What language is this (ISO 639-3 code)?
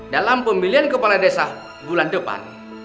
ind